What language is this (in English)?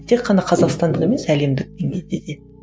Kazakh